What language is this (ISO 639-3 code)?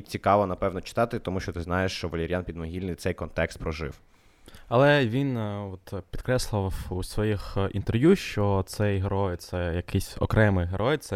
ukr